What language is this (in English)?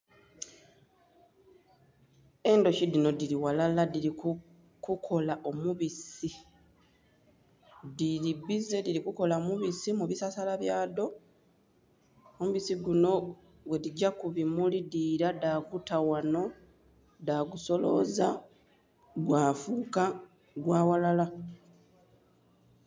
Soga